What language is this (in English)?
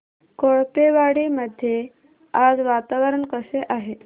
Marathi